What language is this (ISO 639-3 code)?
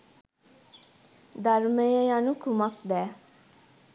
sin